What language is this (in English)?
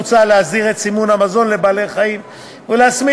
Hebrew